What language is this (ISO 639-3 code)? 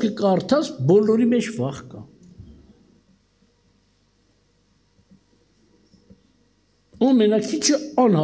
tur